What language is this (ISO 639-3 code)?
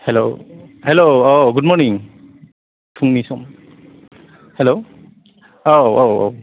brx